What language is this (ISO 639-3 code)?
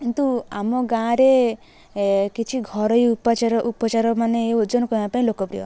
ori